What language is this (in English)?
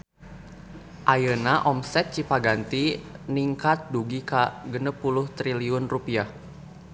Sundanese